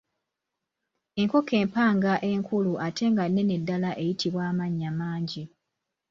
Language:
Ganda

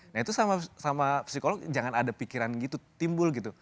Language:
Indonesian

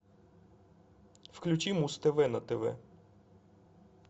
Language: Russian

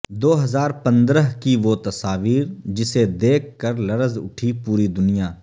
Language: Urdu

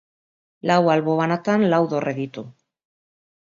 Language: Basque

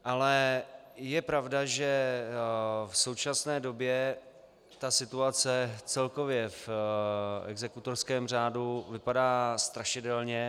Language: Czech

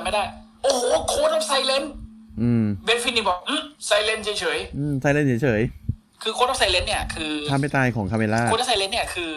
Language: Thai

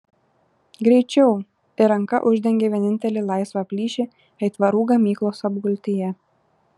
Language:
Lithuanian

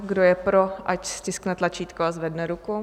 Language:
Czech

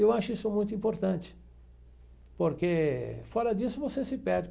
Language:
Portuguese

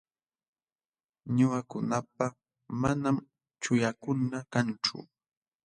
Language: Jauja Wanca Quechua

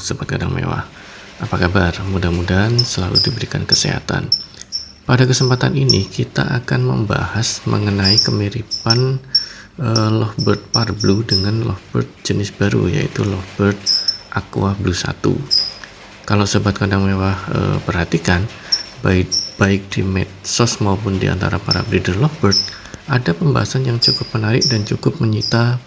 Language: Indonesian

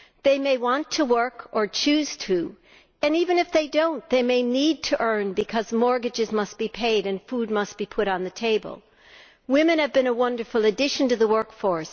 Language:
English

